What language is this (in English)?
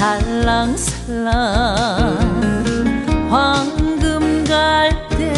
Korean